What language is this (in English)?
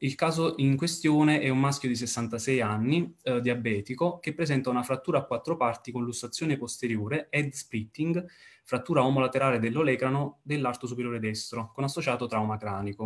Italian